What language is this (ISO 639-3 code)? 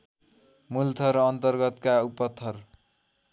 nep